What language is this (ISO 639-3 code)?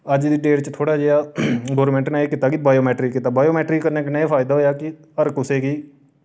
doi